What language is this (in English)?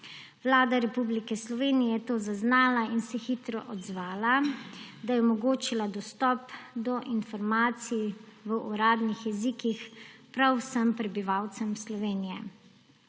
Slovenian